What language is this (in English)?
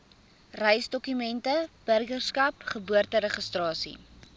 Afrikaans